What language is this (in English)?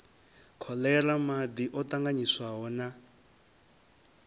Venda